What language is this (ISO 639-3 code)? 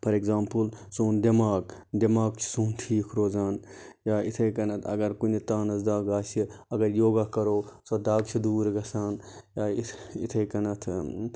kas